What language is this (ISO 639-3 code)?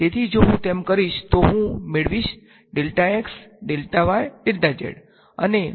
guj